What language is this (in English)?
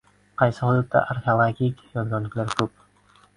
Uzbek